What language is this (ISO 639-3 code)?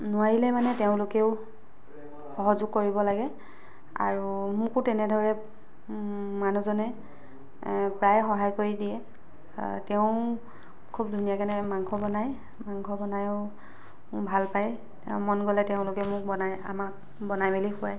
asm